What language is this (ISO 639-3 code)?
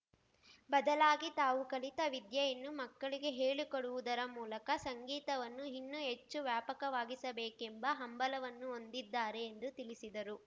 kan